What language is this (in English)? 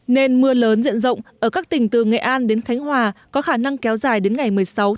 Vietnamese